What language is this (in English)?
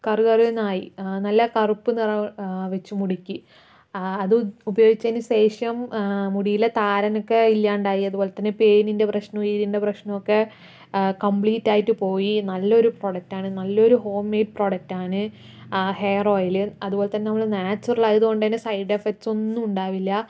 Malayalam